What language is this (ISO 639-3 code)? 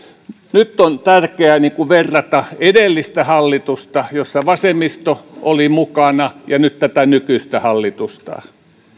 fin